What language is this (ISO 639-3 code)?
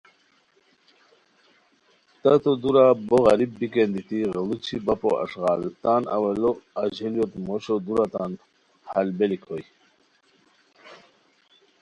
khw